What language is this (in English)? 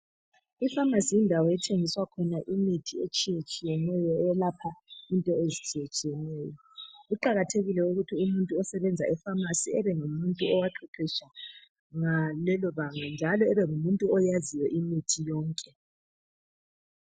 North Ndebele